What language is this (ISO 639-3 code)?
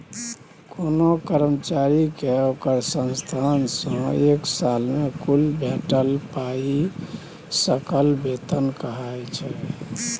mai